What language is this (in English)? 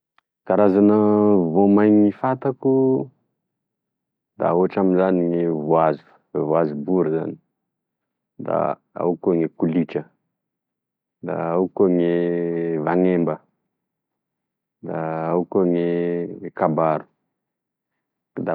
Tesaka Malagasy